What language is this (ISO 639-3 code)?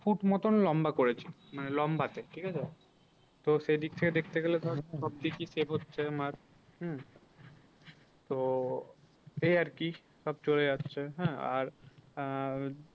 ben